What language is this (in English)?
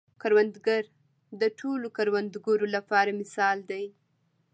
Pashto